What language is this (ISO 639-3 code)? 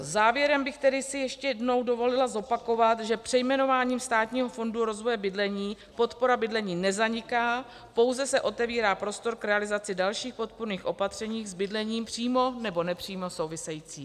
ces